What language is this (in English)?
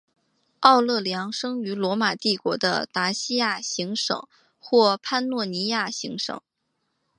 Chinese